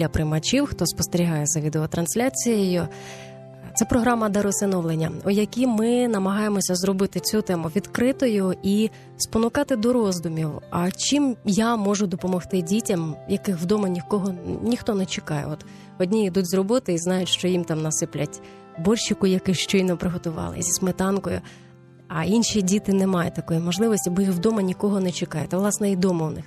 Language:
Ukrainian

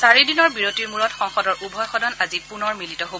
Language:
Assamese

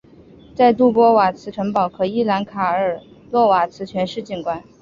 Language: Chinese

